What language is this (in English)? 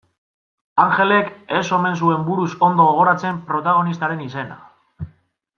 Basque